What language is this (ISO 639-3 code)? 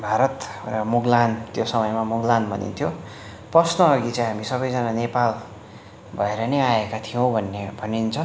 nep